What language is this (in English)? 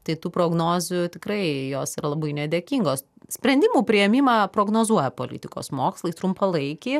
Lithuanian